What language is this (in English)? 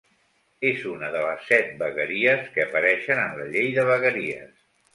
Catalan